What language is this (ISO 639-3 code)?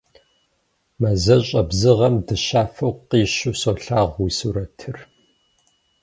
kbd